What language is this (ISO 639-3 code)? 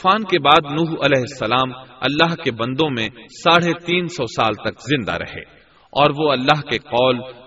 urd